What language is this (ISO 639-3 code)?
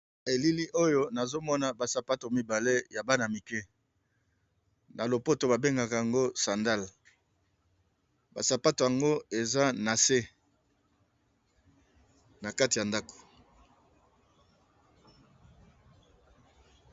lin